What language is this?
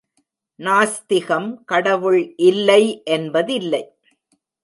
Tamil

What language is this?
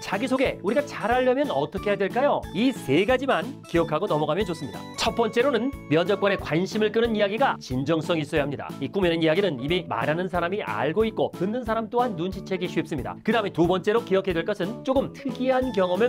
Korean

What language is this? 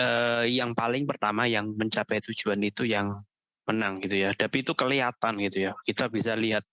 Indonesian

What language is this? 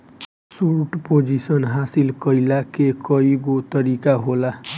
Bhojpuri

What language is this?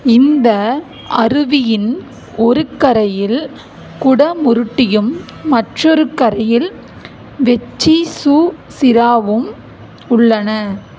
Tamil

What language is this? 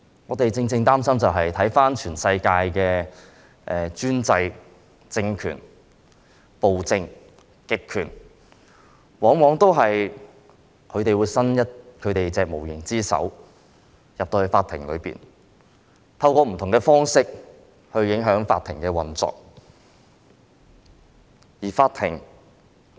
Cantonese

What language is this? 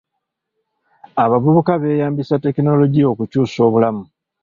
Ganda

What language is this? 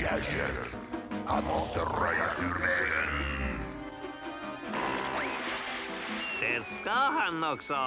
Swedish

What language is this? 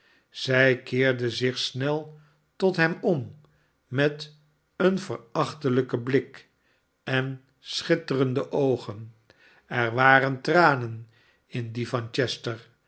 Dutch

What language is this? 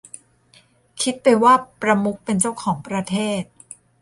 Thai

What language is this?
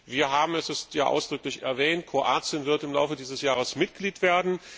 German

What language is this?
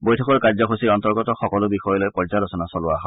Assamese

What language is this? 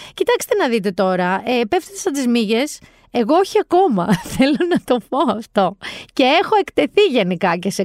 Greek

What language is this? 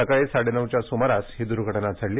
Marathi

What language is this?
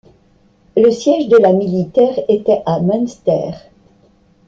French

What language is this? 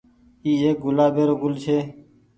Goaria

